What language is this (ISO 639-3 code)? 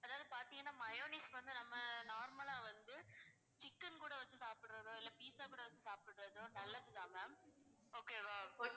tam